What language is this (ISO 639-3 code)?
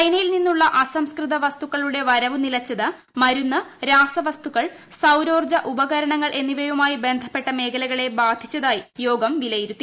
mal